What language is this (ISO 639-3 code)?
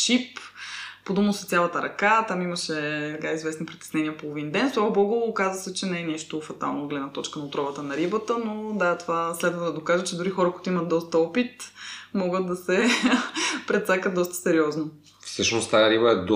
bul